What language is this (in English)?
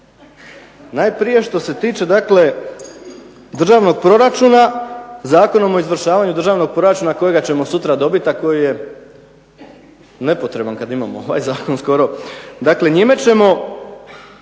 Croatian